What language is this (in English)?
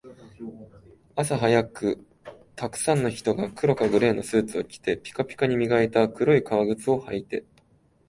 Japanese